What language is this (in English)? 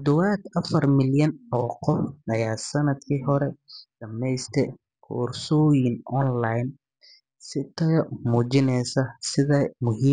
Somali